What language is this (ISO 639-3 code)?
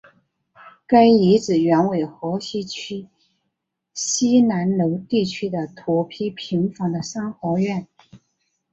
zho